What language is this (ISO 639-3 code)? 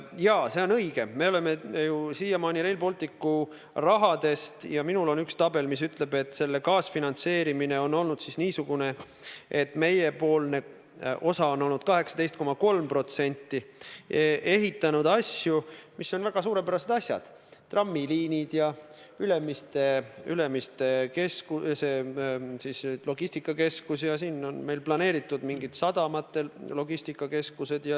est